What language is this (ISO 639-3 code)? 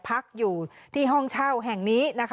tha